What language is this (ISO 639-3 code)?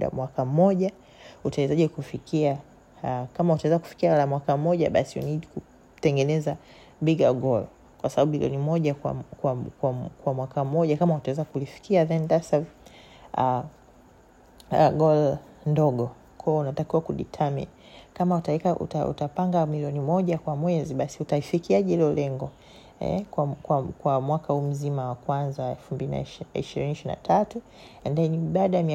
swa